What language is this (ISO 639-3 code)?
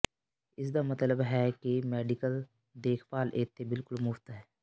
pan